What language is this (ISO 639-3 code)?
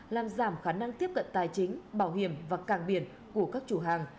vie